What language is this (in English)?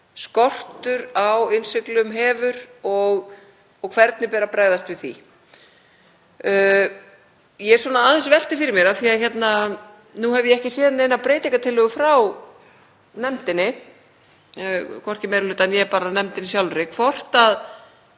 Icelandic